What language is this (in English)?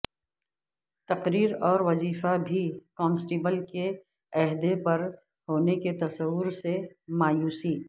Urdu